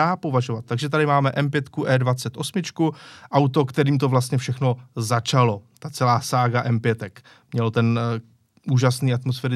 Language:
Czech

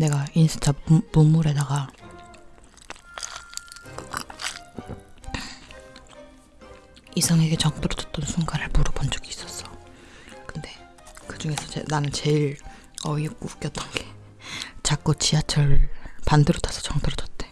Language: Korean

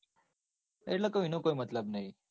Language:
Gujarati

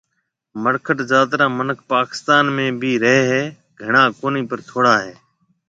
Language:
Marwari (Pakistan)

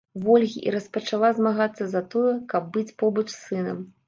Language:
Belarusian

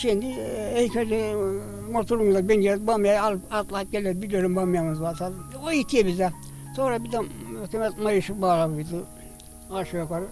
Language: Turkish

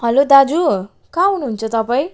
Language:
Nepali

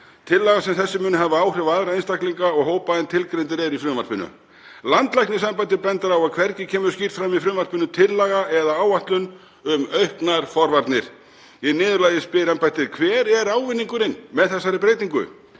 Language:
Icelandic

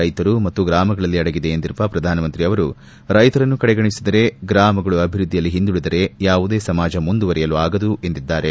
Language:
Kannada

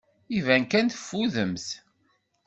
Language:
Kabyle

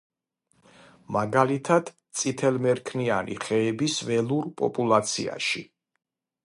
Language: Georgian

